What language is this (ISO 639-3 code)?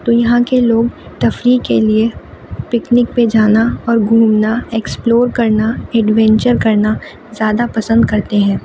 urd